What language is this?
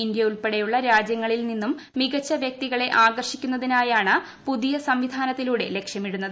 Malayalam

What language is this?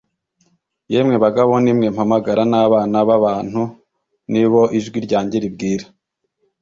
Kinyarwanda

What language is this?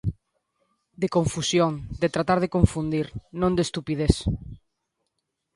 Galician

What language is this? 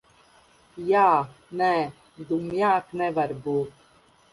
Latvian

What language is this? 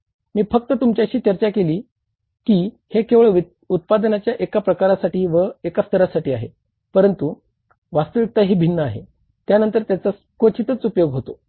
Marathi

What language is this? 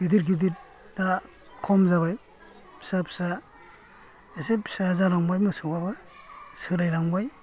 Bodo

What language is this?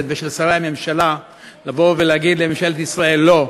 Hebrew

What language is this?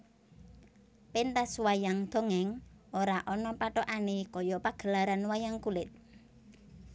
Javanese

